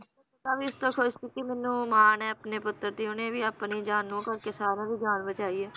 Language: Punjabi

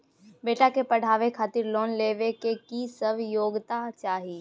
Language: Maithili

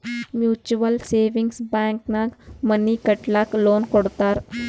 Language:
Kannada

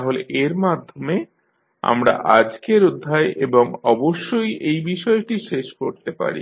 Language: Bangla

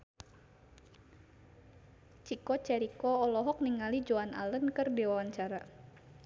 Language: Sundanese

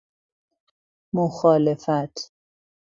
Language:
Persian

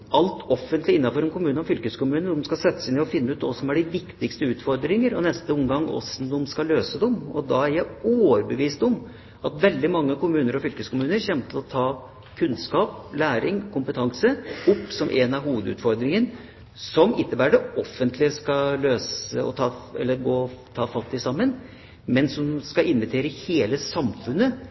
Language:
Norwegian Bokmål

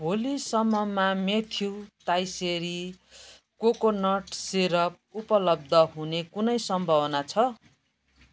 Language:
Nepali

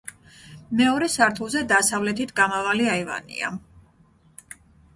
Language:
Georgian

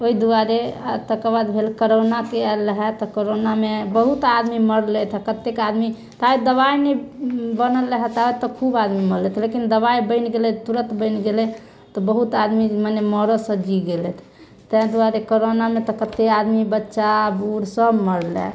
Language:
Maithili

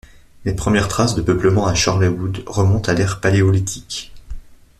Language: French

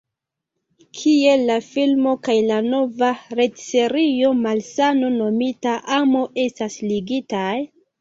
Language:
Esperanto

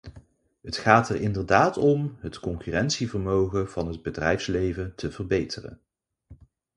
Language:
Dutch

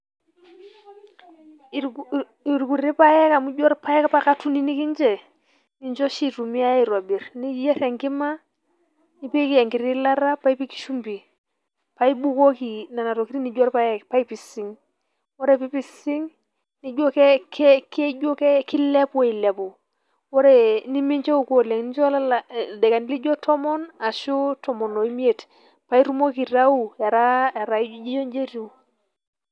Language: Masai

